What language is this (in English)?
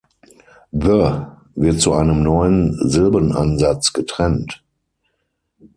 German